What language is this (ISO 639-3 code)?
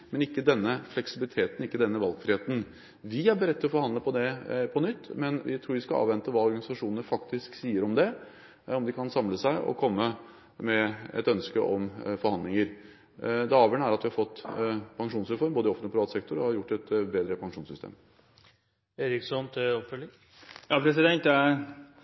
nob